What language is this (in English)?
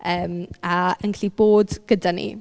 Welsh